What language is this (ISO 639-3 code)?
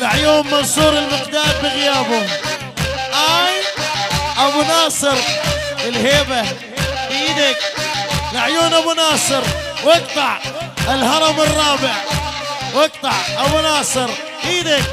ara